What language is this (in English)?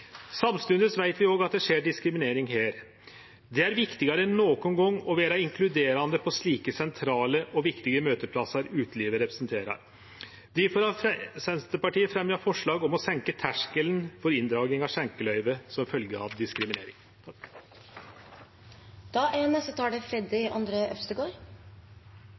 Norwegian